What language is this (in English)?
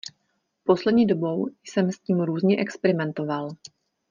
Czech